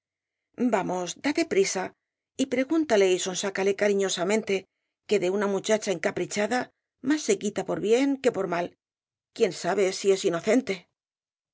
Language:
Spanish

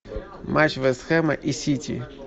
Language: Russian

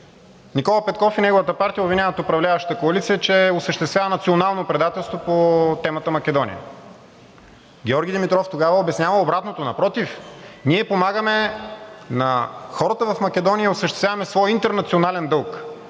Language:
Bulgarian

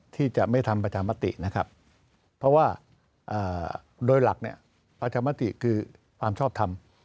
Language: Thai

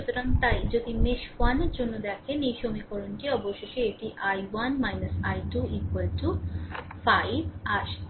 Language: Bangla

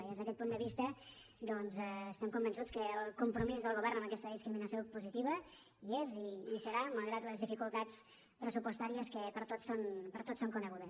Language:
Catalan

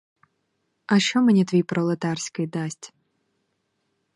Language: Ukrainian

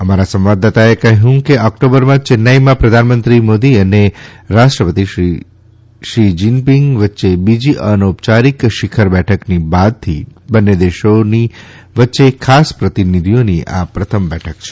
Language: Gujarati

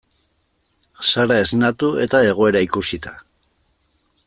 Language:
Basque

